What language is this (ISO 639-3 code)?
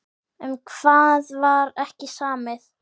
isl